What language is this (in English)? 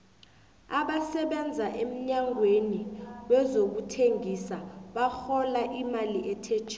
South Ndebele